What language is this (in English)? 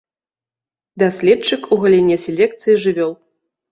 Belarusian